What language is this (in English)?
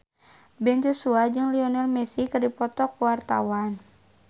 Sundanese